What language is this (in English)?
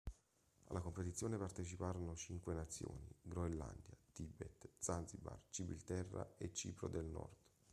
Italian